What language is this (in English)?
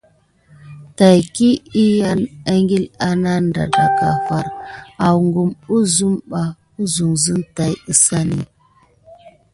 Gidar